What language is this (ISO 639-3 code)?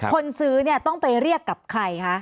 tha